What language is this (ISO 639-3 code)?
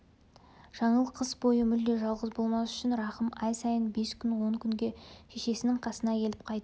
kaz